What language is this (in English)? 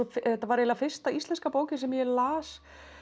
Icelandic